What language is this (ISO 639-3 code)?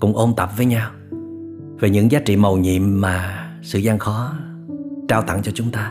vie